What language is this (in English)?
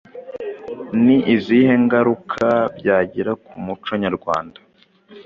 Kinyarwanda